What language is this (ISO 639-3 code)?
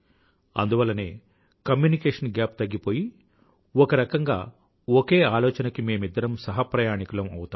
tel